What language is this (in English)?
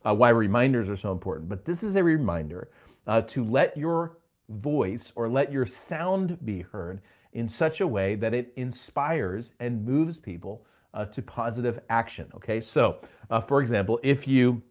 English